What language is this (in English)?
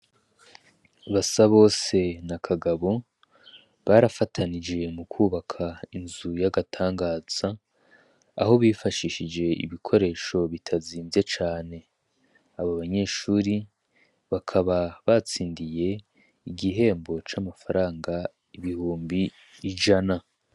Rundi